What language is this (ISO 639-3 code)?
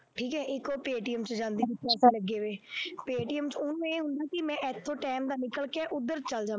pan